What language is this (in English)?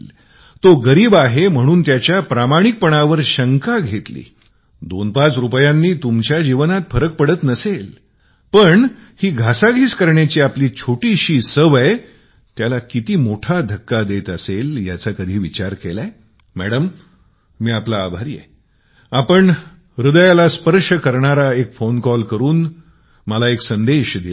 Marathi